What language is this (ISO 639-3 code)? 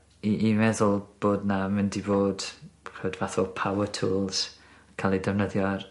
cym